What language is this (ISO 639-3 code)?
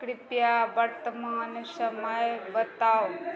mai